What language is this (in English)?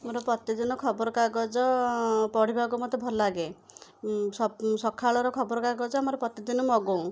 Odia